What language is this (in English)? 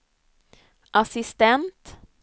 Swedish